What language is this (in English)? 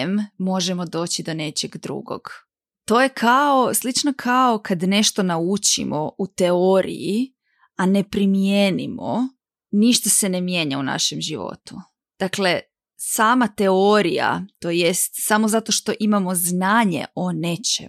Croatian